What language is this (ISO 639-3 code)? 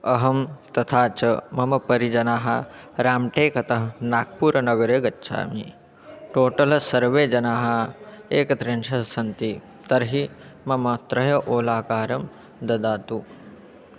san